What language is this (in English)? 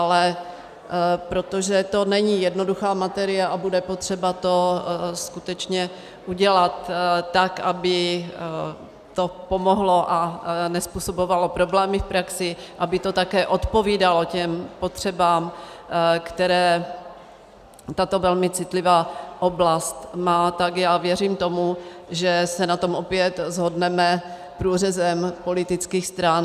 Czech